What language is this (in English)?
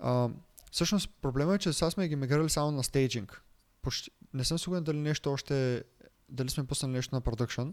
Bulgarian